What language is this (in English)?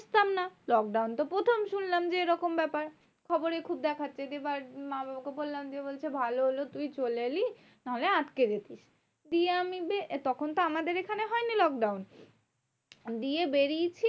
Bangla